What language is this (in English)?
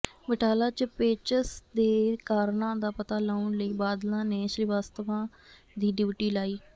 Punjabi